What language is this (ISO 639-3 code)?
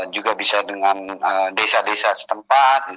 ind